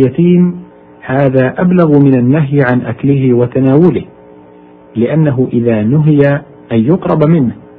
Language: Arabic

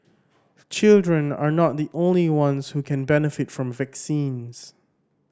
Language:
English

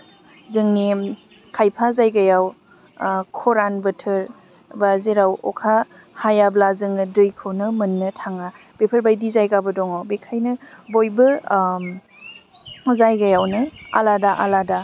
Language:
Bodo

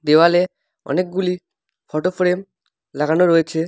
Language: Bangla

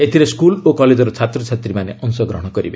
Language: Odia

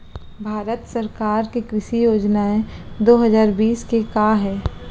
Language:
Chhattisgarhi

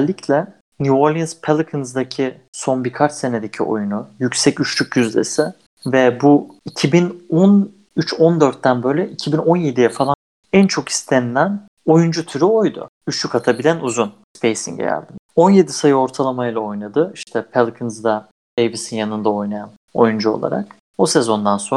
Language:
Turkish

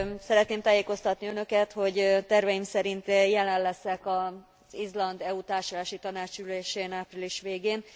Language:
Hungarian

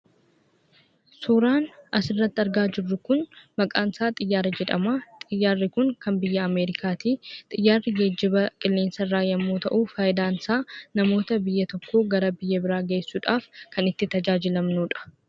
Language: Oromo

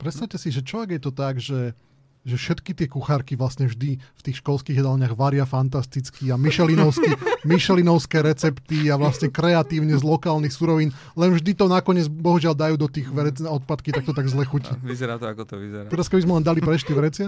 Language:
Slovak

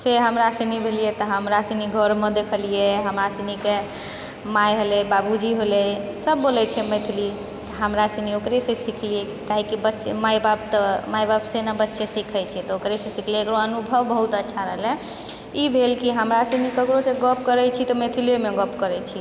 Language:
Maithili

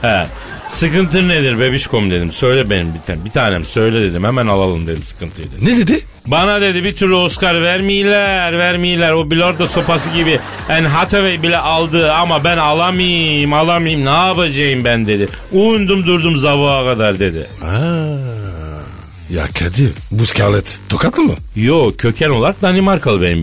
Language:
Turkish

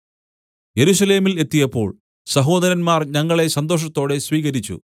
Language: Malayalam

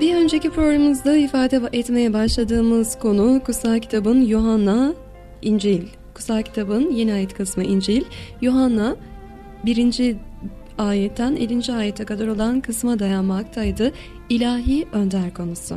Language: Turkish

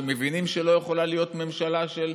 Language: Hebrew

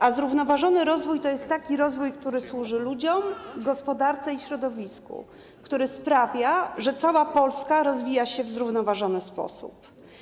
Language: Polish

